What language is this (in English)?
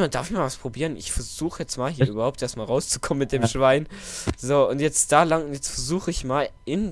German